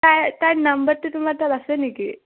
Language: Assamese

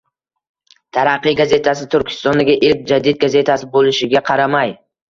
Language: Uzbek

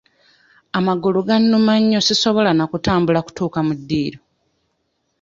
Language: Ganda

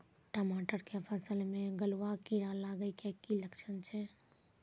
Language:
Maithili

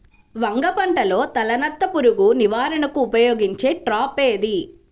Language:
Telugu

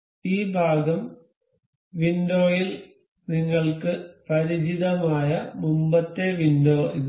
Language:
Malayalam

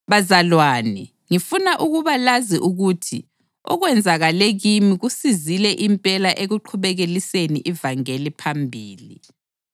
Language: North Ndebele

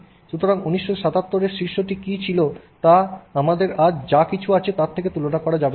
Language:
Bangla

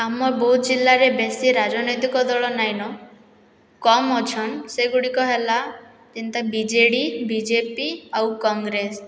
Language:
Odia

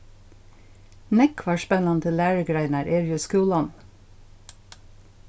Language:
Faroese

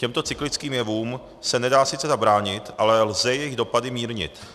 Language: Czech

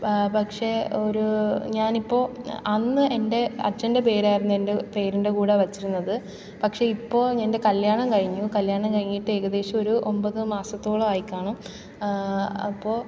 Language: Malayalam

